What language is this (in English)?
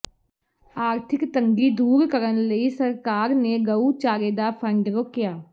Punjabi